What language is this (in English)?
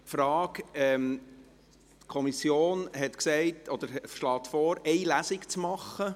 Swiss German